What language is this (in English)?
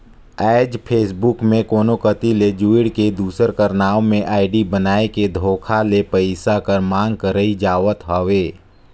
Chhattisgarhi